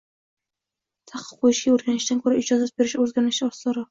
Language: Uzbek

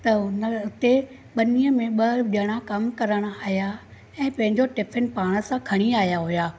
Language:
Sindhi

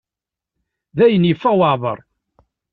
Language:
Kabyle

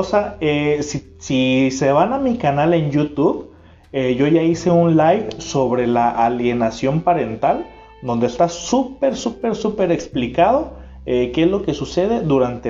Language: Spanish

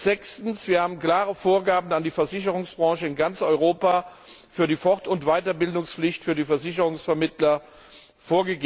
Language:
German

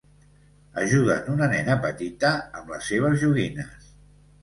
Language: Catalan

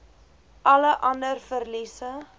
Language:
Afrikaans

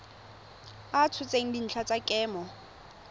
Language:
Tswana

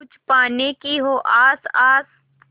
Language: Hindi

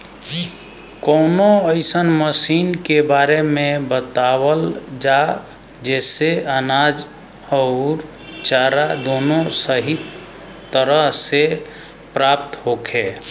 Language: Bhojpuri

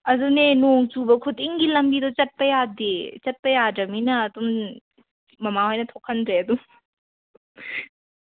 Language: Manipuri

